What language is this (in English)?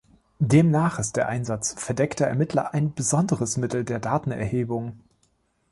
German